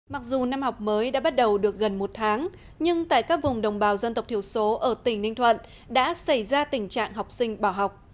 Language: Vietnamese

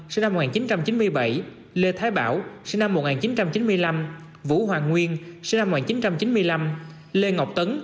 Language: Vietnamese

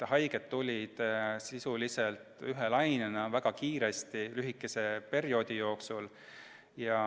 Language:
Estonian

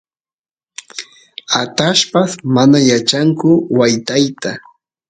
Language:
Santiago del Estero Quichua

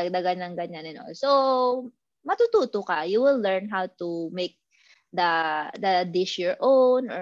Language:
Filipino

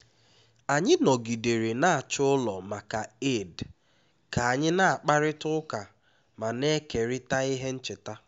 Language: Igbo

